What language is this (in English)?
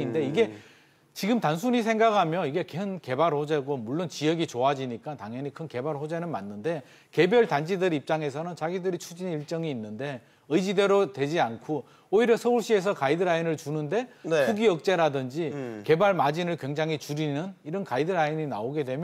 Korean